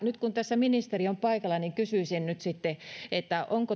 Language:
Finnish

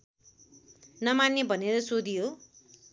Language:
Nepali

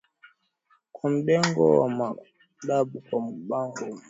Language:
Swahili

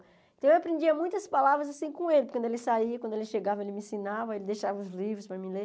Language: Portuguese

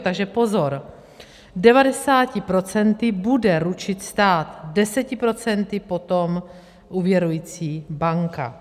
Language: Czech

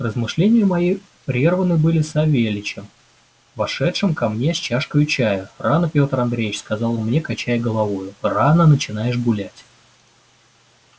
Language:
Russian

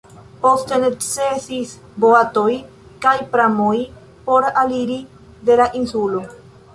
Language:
Esperanto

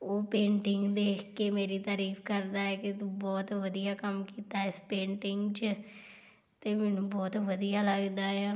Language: Punjabi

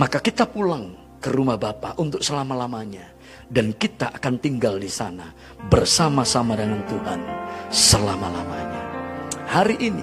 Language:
Indonesian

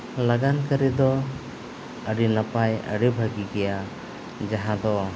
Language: Santali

